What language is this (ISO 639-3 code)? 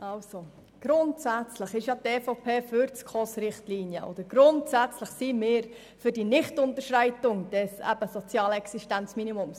gsw